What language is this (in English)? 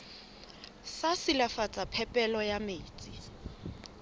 Southern Sotho